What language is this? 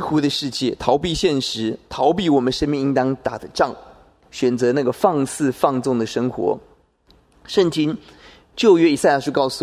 Chinese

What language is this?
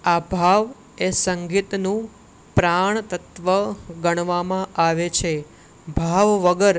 Gujarati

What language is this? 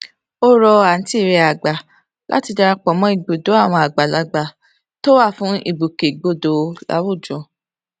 Yoruba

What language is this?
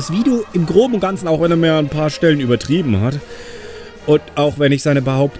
German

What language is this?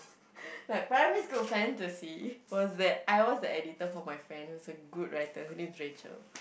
English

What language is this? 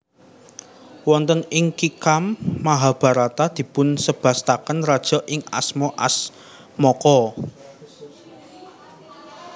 Javanese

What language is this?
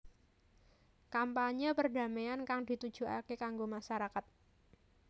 Javanese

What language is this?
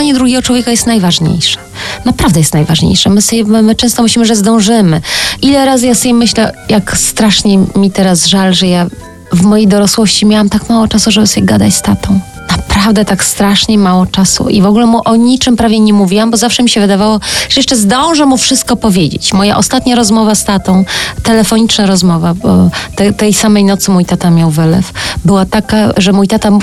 Polish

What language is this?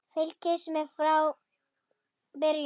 Icelandic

